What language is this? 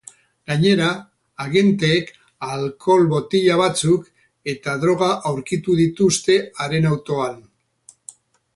Basque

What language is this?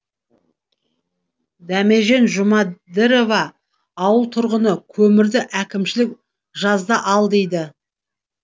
Kazakh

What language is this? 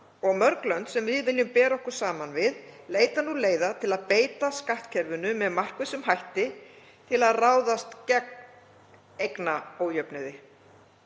Icelandic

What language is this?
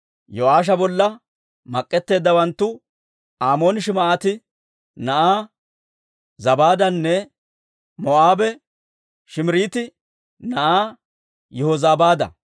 Dawro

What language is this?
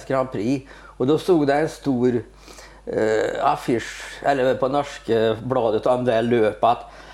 Swedish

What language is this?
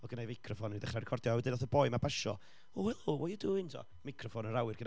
Welsh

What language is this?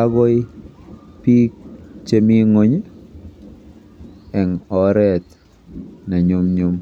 Kalenjin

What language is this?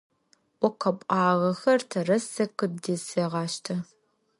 Adyghe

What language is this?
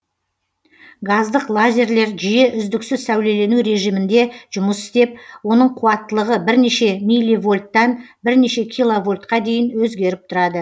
Kazakh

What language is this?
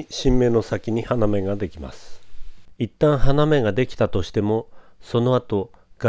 Japanese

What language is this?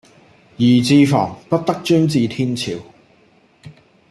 Cantonese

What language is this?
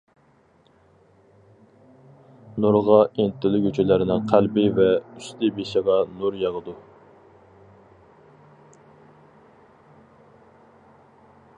Uyghur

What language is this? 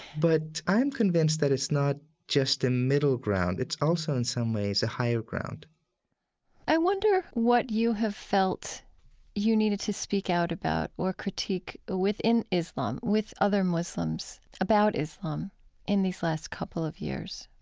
English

